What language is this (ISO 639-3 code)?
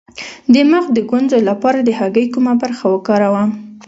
pus